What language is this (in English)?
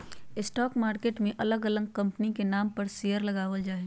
Magahi